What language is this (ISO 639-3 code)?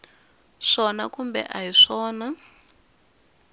tso